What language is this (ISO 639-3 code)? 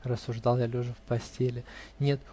rus